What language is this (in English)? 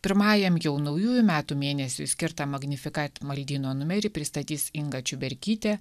Lithuanian